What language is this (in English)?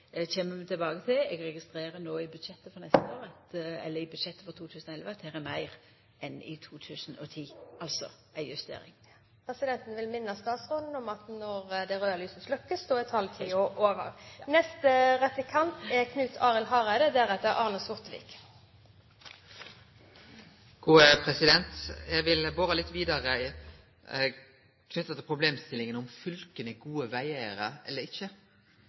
Norwegian